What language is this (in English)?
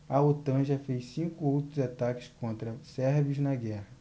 Portuguese